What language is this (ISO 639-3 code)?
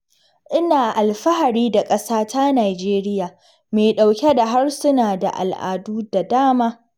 hau